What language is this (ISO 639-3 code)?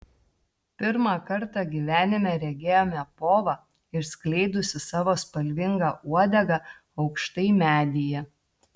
lit